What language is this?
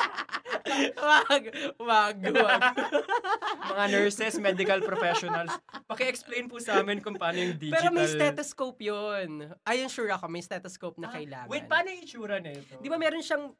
Filipino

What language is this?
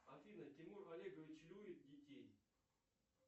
Russian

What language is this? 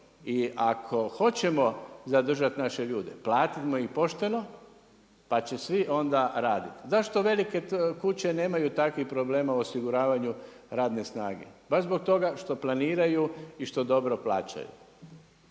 Croatian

